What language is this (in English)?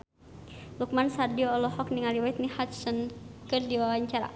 Sundanese